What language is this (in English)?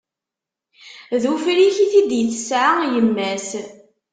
Kabyle